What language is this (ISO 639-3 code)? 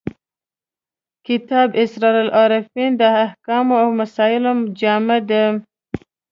pus